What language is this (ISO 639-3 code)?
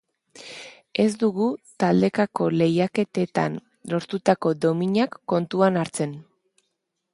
eus